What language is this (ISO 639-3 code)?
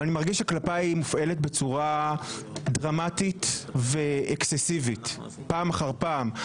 heb